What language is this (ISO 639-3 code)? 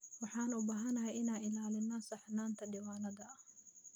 som